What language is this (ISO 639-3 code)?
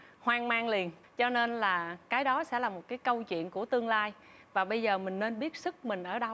vie